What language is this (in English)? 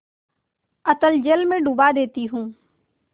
Hindi